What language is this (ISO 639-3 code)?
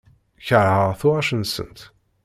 kab